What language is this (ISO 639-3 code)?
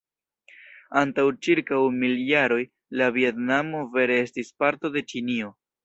epo